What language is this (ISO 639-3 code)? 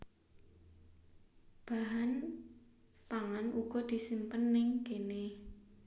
jav